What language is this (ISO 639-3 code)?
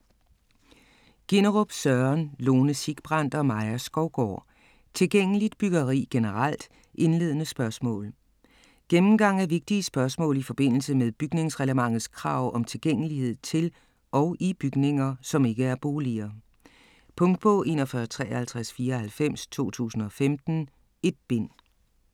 dan